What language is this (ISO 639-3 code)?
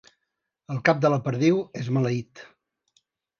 cat